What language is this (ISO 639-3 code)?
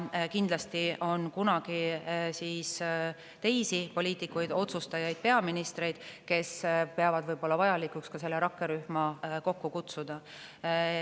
est